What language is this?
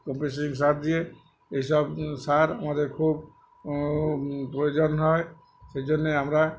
Bangla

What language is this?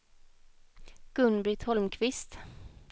Swedish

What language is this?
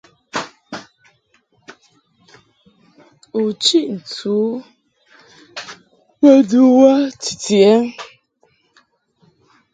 Mungaka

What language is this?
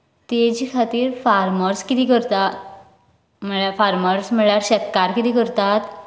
Konkani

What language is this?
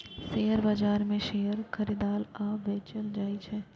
Maithili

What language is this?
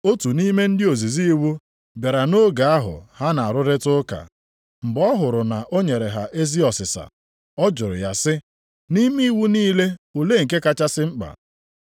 Igbo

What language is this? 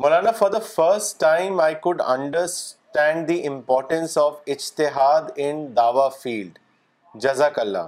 Urdu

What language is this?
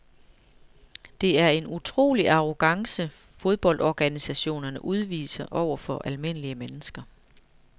Danish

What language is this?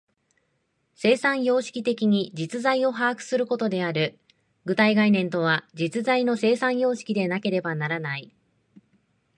Japanese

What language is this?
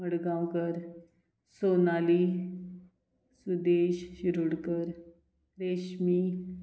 Konkani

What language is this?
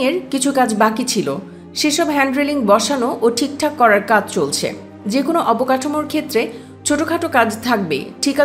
Turkish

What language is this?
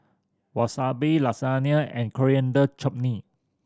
English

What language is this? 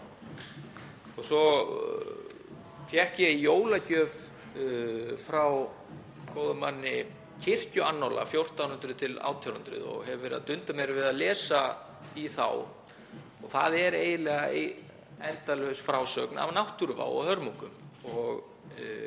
Icelandic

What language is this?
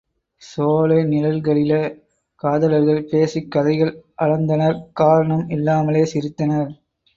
Tamil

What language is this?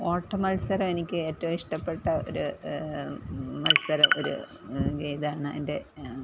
Malayalam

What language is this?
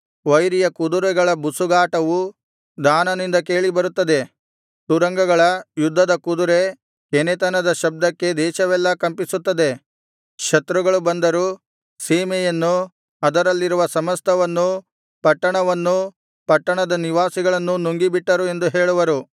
Kannada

